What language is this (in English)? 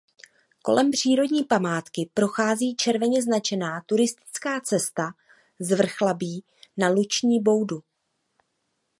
Czech